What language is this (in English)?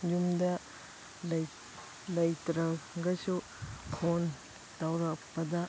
Manipuri